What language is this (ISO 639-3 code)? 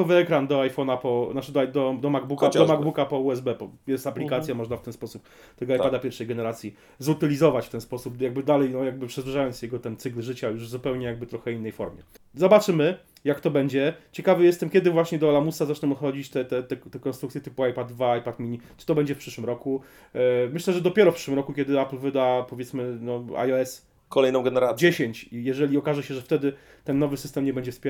pol